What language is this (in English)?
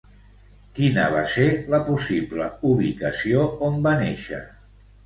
Catalan